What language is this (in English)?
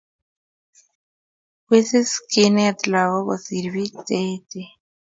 Kalenjin